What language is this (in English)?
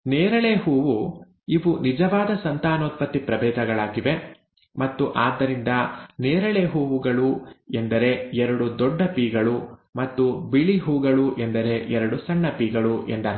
Kannada